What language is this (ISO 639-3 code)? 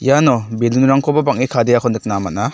grt